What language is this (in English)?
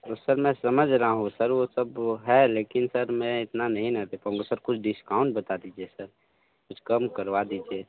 Hindi